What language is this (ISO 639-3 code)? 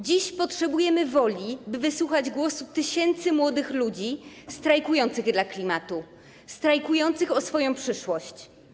pol